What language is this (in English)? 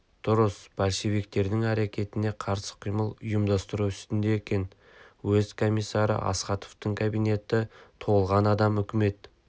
Kazakh